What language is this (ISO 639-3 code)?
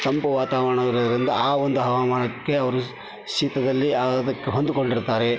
kan